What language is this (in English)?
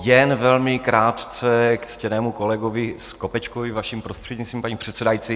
Czech